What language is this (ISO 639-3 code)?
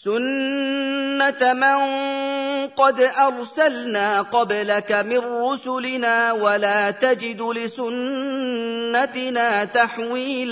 ara